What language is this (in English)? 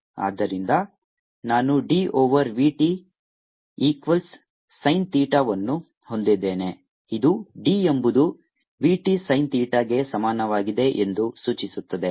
Kannada